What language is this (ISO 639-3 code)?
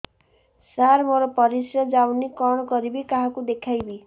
ori